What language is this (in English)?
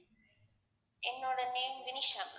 Tamil